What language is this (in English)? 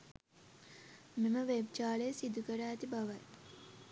Sinhala